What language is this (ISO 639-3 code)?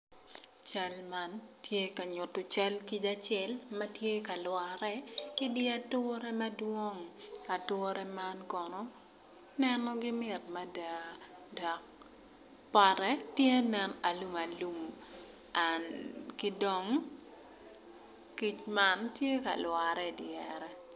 ach